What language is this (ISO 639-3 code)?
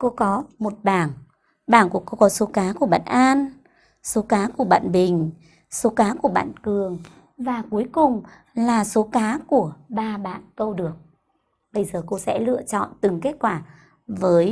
vie